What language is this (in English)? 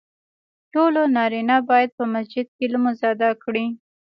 Pashto